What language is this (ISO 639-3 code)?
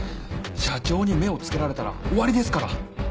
jpn